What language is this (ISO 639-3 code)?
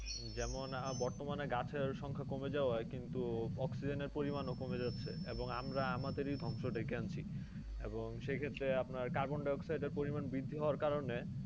ben